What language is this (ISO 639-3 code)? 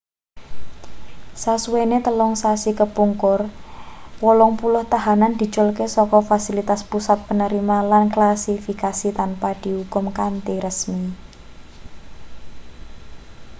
jav